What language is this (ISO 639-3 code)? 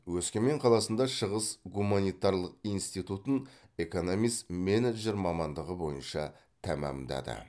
kaz